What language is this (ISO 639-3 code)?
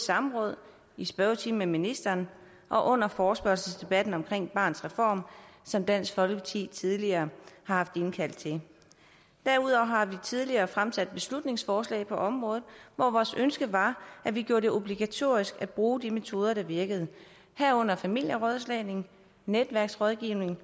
dan